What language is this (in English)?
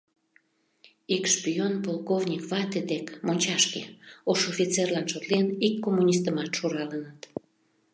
Mari